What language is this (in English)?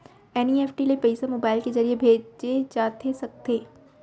Chhattisgarhi